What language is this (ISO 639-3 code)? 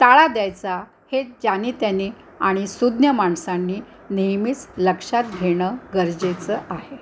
mar